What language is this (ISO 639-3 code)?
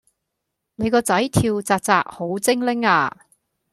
yue